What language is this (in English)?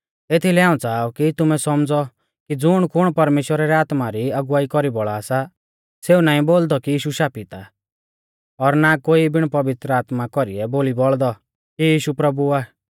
Mahasu Pahari